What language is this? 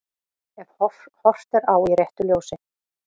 Icelandic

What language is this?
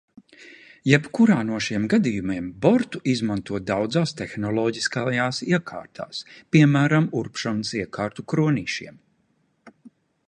Latvian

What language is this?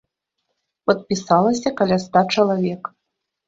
Belarusian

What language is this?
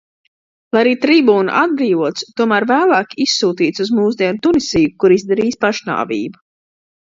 Latvian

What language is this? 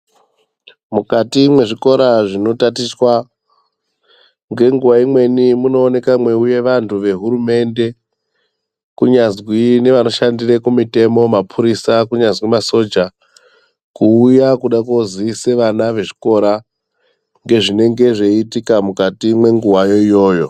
Ndau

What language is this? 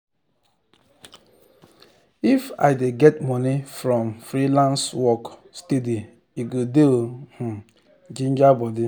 Nigerian Pidgin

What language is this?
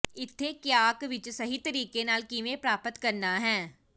Punjabi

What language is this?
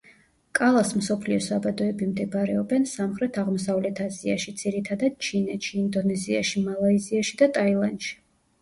Georgian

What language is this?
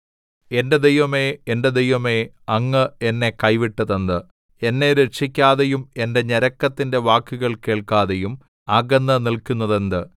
Malayalam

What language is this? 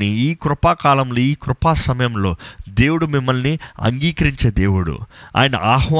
Telugu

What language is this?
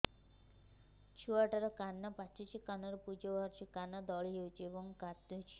Odia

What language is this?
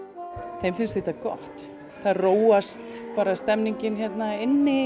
Icelandic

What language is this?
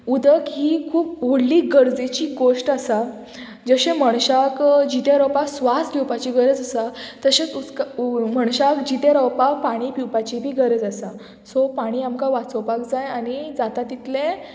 Konkani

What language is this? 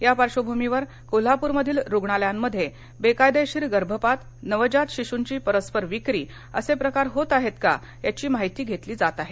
Marathi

